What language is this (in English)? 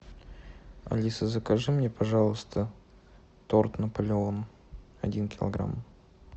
Russian